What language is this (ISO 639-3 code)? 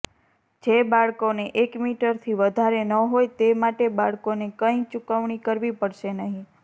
guj